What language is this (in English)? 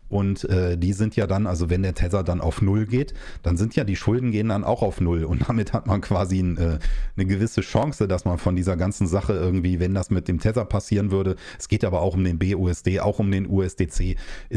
German